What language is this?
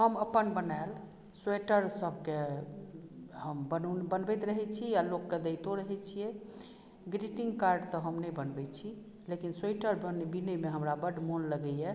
Maithili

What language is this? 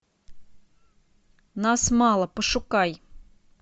Russian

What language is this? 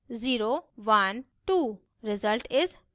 Hindi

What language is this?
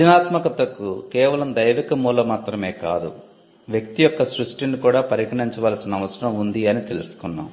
Telugu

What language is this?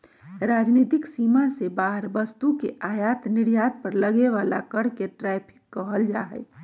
Magahi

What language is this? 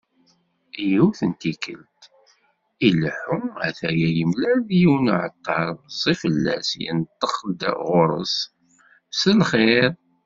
Kabyle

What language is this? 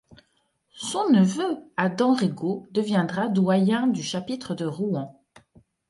French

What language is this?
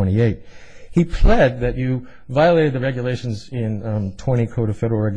English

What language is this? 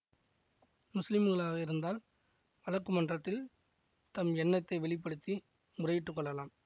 Tamil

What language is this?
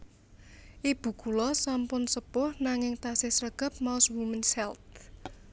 Javanese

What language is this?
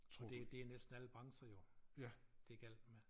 Danish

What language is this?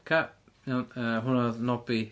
Welsh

